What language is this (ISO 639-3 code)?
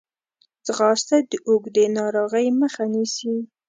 pus